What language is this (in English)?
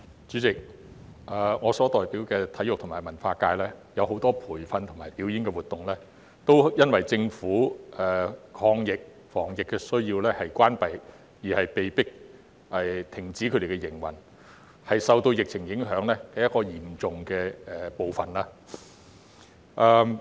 Cantonese